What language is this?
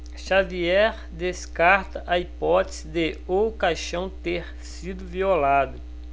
Portuguese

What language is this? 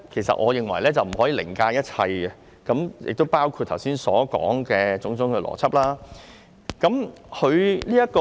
Cantonese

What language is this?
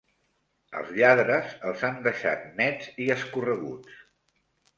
Catalan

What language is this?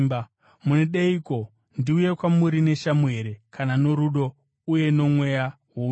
Shona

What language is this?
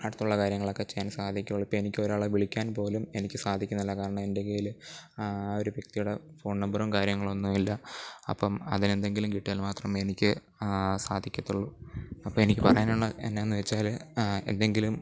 Malayalam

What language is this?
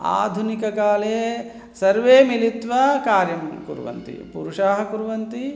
Sanskrit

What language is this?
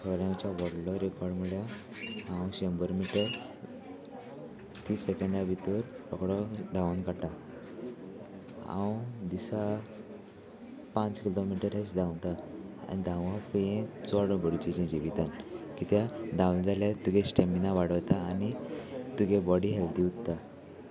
Konkani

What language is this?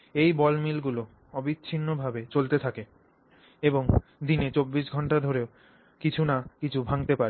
Bangla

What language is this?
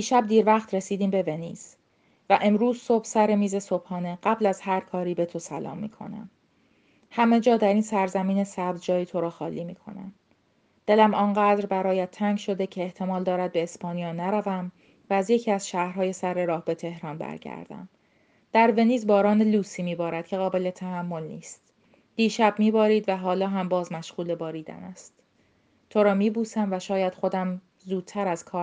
Persian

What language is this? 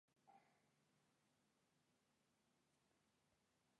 Basque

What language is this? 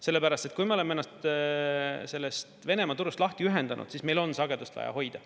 Estonian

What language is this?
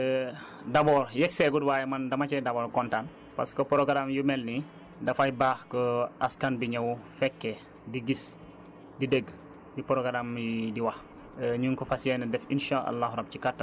Wolof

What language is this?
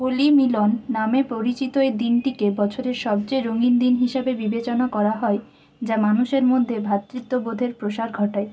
Bangla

